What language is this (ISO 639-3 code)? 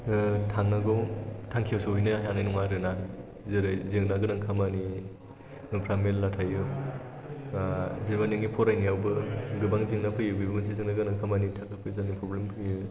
brx